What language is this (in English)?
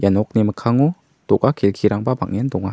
Garo